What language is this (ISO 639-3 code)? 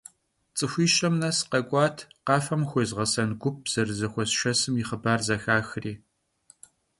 kbd